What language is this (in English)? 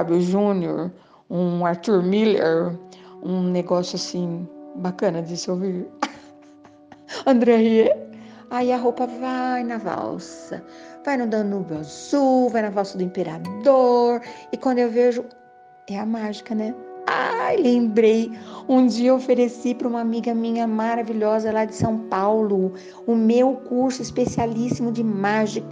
Portuguese